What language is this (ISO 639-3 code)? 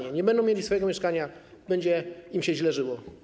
pol